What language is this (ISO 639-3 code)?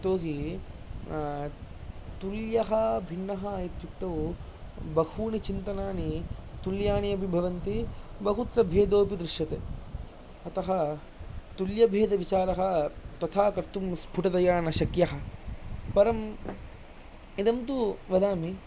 san